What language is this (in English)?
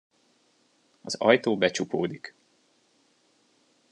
Hungarian